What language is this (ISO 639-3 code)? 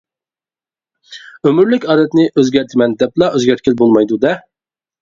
uig